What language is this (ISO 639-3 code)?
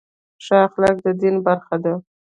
pus